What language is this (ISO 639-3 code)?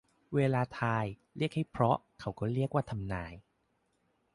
tha